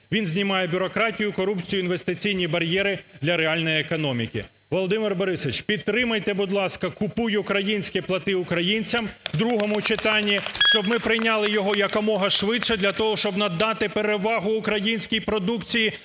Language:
Ukrainian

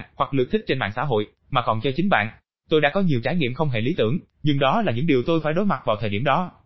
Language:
Vietnamese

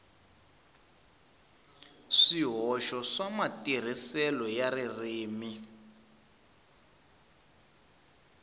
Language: Tsonga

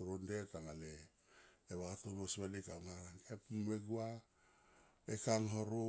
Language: Tomoip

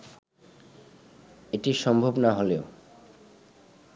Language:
Bangla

